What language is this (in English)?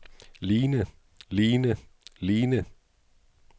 Danish